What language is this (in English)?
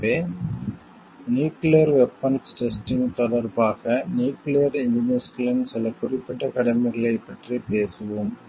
Tamil